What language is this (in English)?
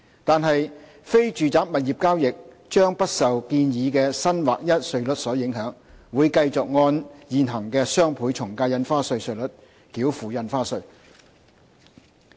Cantonese